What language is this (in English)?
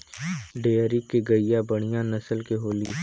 Bhojpuri